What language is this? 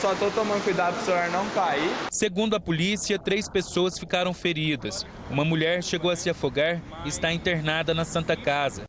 Portuguese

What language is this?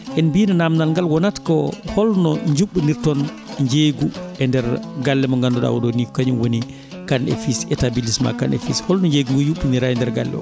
Fula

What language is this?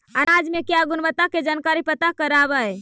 Magahi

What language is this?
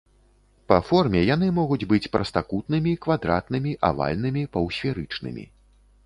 Belarusian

